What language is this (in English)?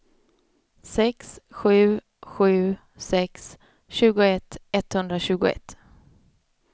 Swedish